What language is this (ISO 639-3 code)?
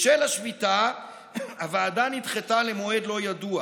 heb